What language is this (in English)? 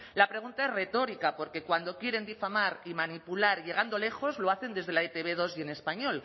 Spanish